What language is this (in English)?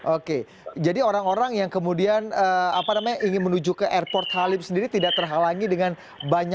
Indonesian